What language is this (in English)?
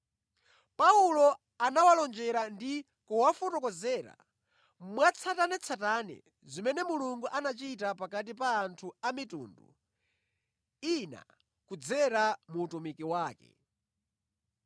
Nyanja